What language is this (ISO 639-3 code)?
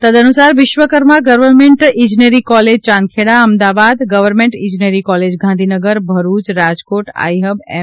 guj